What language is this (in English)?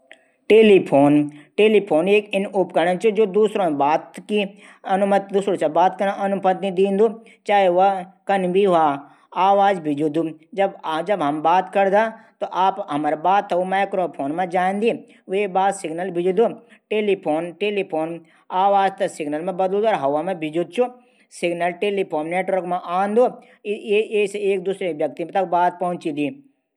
Garhwali